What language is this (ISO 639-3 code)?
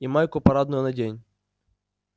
rus